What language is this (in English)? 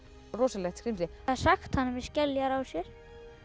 Icelandic